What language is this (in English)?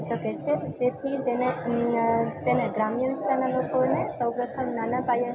Gujarati